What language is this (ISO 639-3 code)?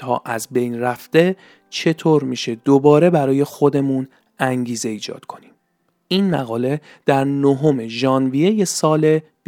fas